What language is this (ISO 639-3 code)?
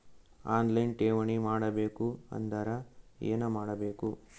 kan